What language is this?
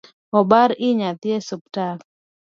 Luo (Kenya and Tanzania)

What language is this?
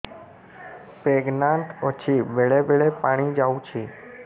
Odia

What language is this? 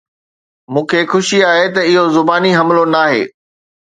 Sindhi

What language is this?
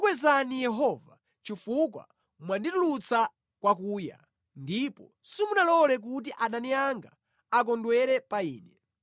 Nyanja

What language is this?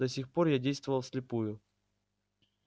Russian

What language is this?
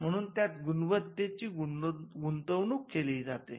Marathi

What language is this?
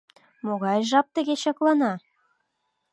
Mari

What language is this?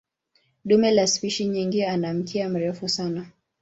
Swahili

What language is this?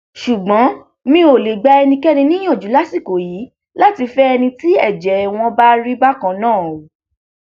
Yoruba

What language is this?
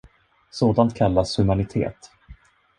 Swedish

